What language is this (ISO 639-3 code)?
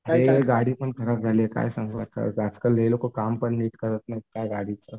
mar